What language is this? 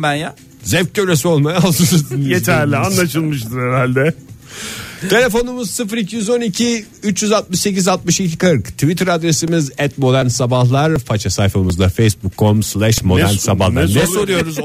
Turkish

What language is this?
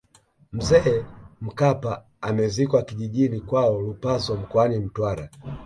Swahili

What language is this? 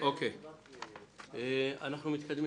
Hebrew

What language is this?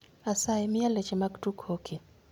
Luo (Kenya and Tanzania)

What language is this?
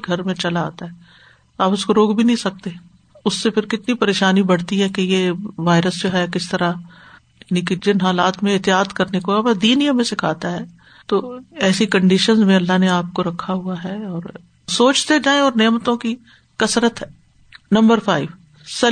Urdu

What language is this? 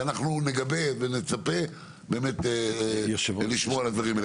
Hebrew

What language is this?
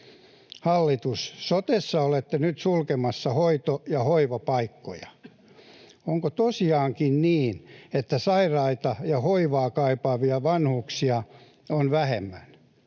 Finnish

